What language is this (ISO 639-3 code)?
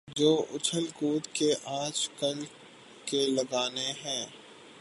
urd